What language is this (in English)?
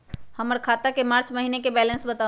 Magahi